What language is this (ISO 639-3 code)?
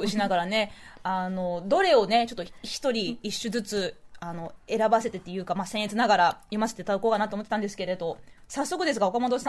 jpn